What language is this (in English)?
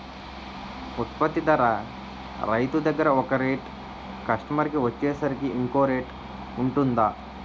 Telugu